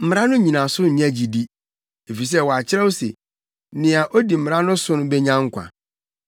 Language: Akan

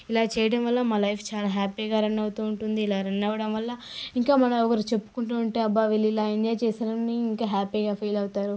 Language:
Telugu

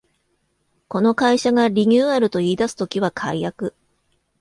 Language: Japanese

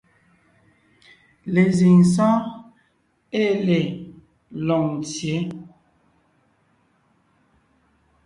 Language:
Ngiemboon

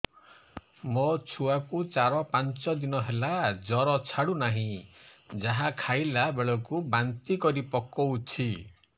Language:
Odia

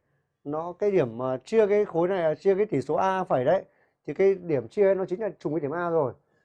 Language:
Vietnamese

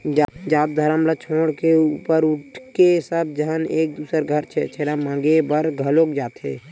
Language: Chhattisgarhi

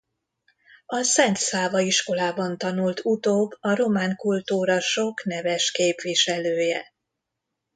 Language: Hungarian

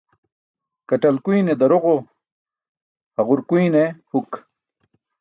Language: Burushaski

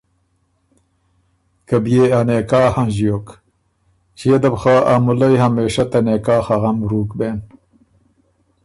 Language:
Ormuri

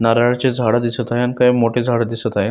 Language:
Marathi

